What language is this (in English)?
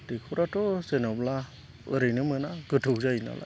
Bodo